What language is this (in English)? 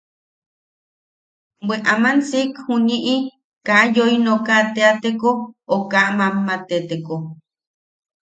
Yaqui